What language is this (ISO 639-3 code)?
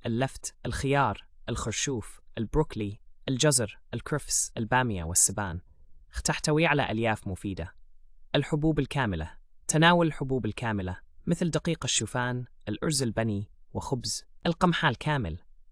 ara